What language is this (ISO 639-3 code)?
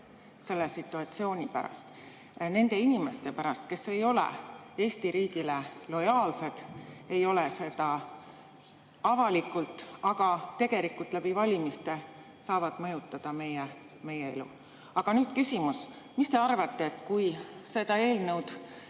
est